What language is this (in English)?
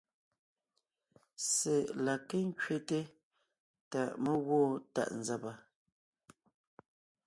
Ngiemboon